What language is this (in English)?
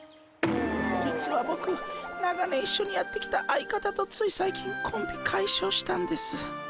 Japanese